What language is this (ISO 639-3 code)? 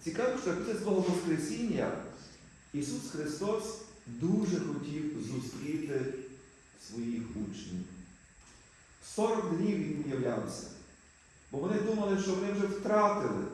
ukr